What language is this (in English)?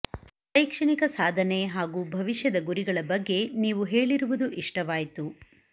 Kannada